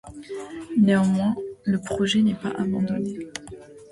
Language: French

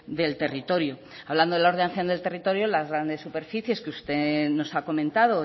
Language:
Spanish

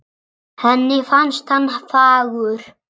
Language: Icelandic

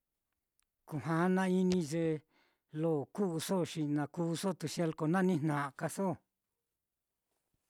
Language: Mitlatongo Mixtec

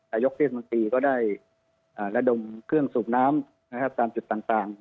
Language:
Thai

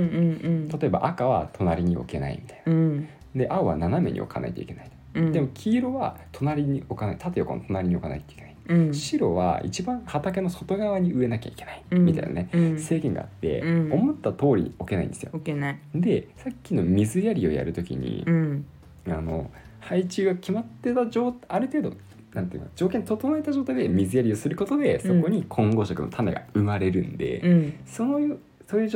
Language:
Japanese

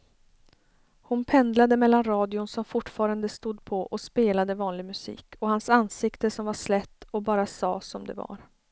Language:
Swedish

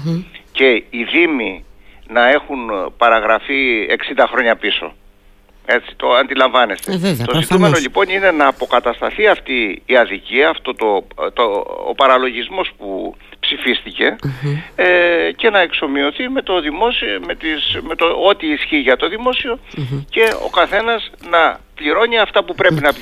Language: Greek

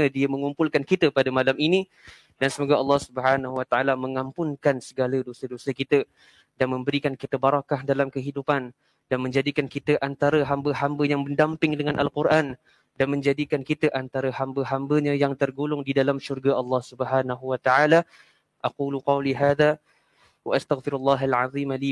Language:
Malay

